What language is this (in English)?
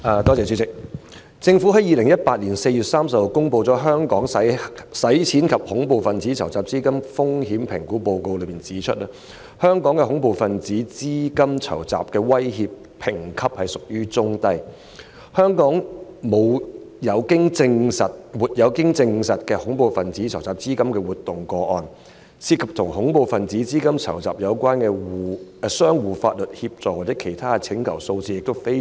Cantonese